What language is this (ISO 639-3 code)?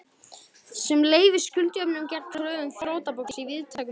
isl